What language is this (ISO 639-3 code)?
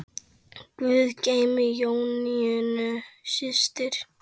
isl